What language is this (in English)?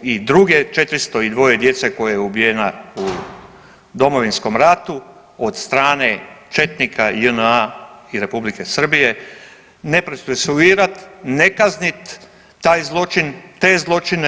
Croatian